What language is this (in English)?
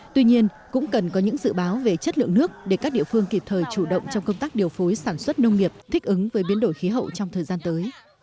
Vietnamese